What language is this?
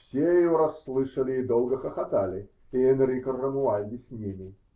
Russian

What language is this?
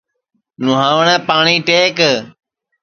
Sansi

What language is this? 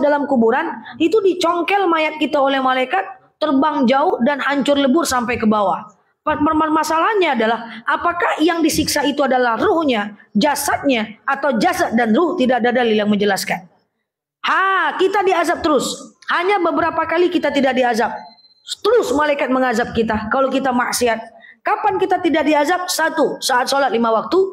Indonesian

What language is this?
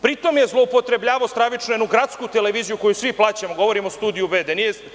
Serbian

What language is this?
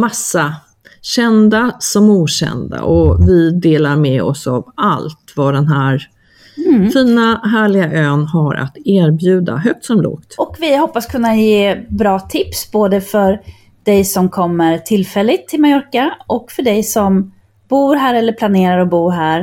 Swedish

